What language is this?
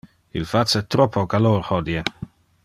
Interlingua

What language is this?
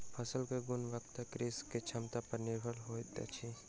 Maithili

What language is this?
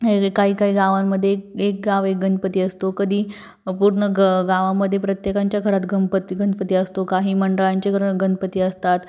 Marathi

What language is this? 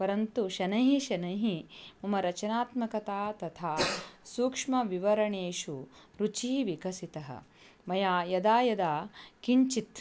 Sanskrit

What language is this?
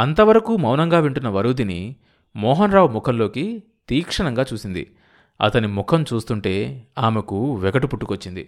Telugu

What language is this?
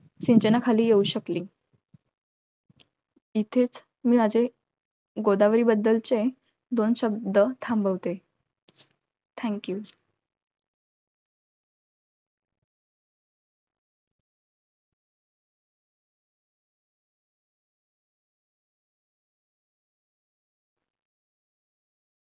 Marathi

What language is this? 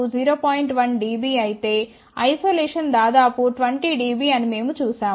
Telugu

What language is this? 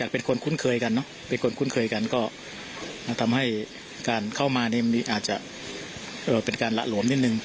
Thai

